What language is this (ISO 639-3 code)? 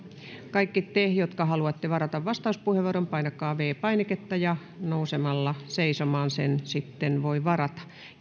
fin